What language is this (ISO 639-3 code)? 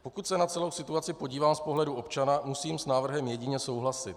ces